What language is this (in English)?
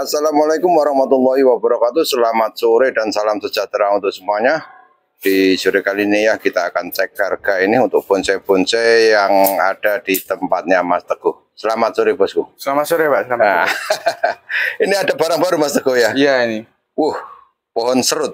Indonesian